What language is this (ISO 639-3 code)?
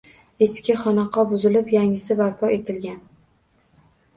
uzb